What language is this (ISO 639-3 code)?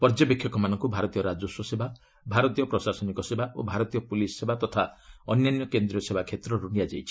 ori